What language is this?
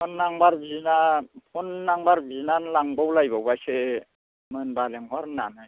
Bodo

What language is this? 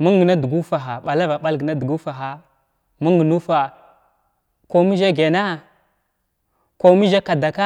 Glavda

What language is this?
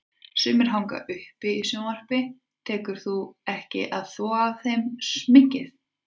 Icelandic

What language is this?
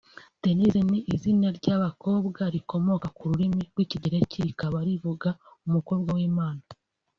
Kinyarwanda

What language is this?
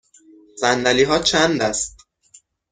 Persian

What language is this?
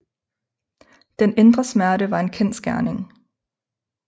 Danish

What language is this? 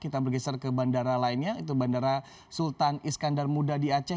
Indonesian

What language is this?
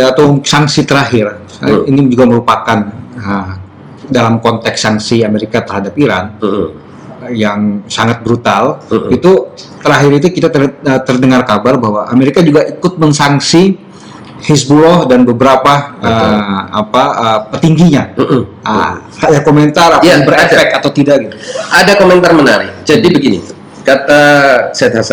Indonesian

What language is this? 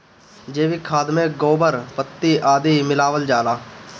Bhojpuri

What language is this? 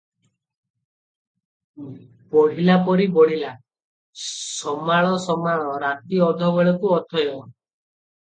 Odia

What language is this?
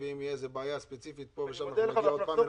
Hebrew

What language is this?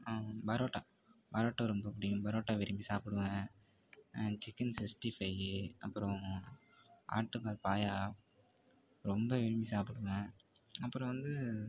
Tamil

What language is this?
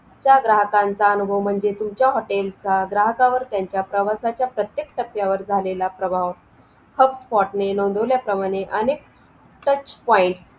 Marathi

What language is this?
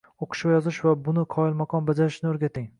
Uzbek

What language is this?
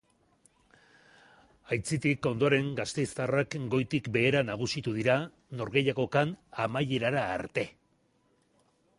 Basque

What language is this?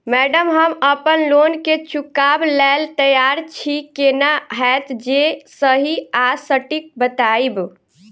Maithili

